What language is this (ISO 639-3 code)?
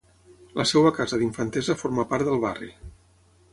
cat